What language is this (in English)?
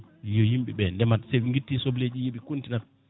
Fula